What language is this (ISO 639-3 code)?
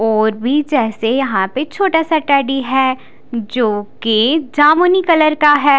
hin